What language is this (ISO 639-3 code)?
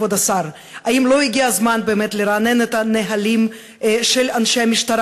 heb